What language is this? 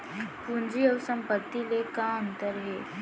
Chhattisgarhi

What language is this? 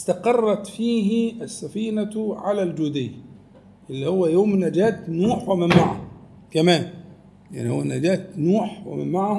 Arabic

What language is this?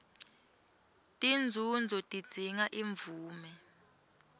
Swati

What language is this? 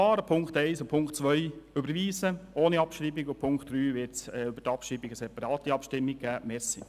Swiss German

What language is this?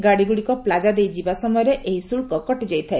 Odia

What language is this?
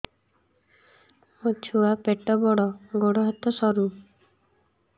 Odia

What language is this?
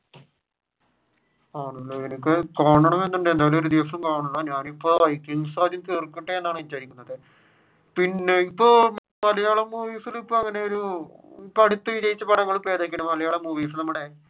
Malayalam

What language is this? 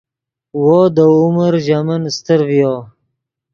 Yidgha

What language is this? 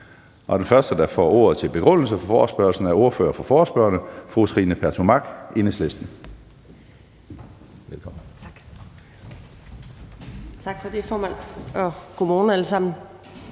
Danish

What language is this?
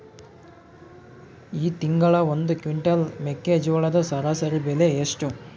Kannada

